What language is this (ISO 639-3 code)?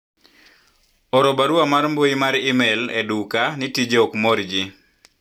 luo